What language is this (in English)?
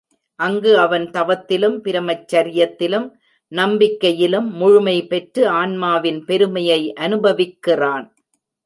Tamil